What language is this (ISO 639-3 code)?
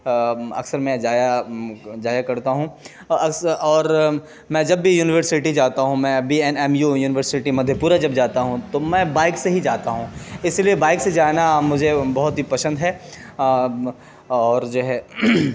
urd